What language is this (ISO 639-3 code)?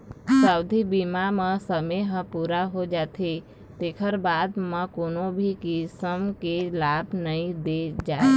hne